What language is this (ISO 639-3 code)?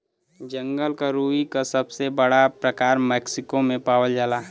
bho